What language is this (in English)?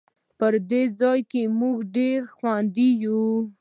Pashto